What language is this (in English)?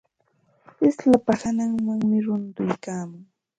Santa Ana de Tusi Pasco Quechua